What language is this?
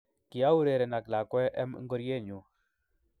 Kalenjin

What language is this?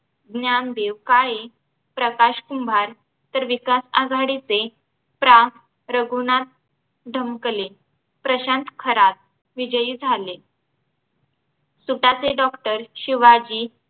Marathi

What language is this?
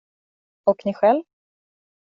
Swedish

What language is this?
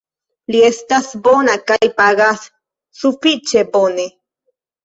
Esperanto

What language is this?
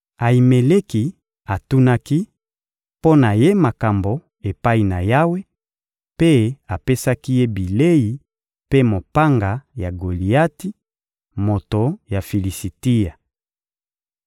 Lingala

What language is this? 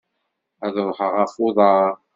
Kabyle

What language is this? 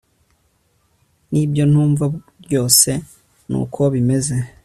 Kinyarwanda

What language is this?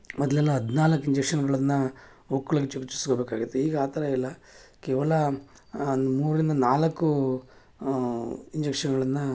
Kannada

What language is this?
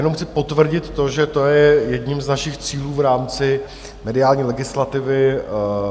Czech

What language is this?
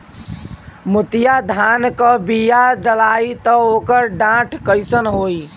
Bhojpuri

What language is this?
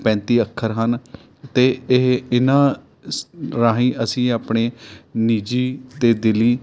Punjabi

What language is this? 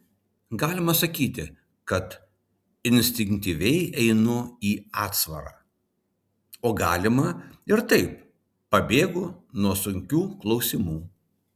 Lithuanian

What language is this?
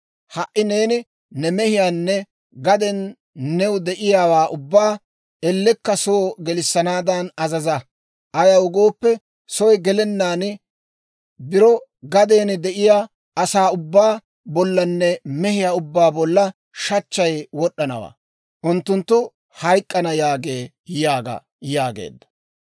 Dawro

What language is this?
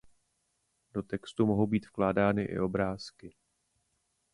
Czech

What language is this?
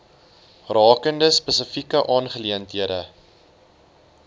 Afrikaans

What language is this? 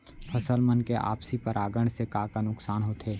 Chhattisgarhi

